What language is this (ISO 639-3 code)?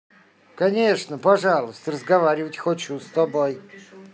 rus